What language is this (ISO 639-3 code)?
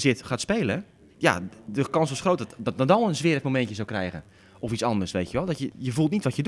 nld